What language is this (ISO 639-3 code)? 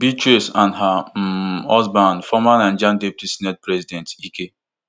pcm